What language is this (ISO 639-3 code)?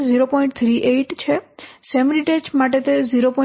guj